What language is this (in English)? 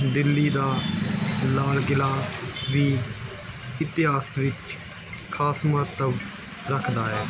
Punjabi